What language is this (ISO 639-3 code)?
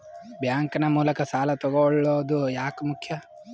kan